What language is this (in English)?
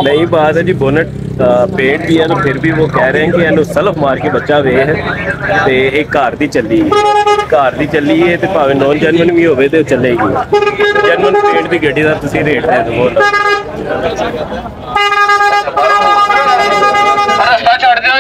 Punjabi